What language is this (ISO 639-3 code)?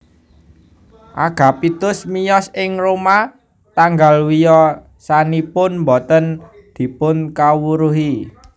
jav